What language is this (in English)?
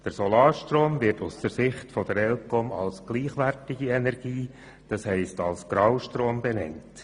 Swiss German